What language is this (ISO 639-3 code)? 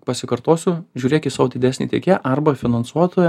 lit